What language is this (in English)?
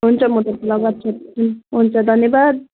Nepali